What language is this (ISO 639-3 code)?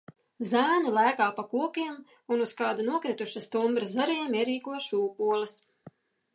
lav